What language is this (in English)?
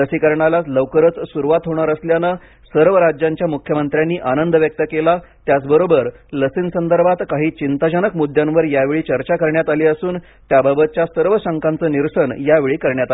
Marathi